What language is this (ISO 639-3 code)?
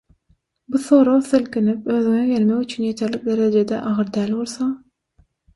tuk